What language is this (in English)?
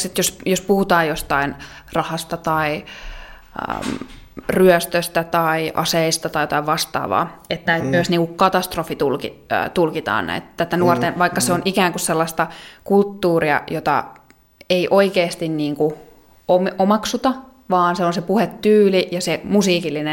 Finnish